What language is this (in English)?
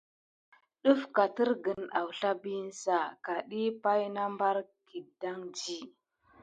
Gidar